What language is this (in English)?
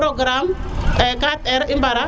Serer